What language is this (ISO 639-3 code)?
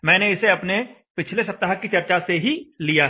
hin